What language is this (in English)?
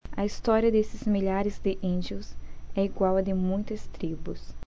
Portuguese